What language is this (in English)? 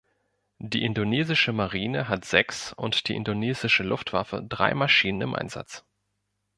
German